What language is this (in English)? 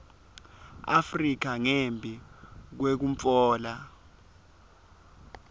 Swati